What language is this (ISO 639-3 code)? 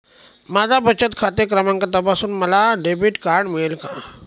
mar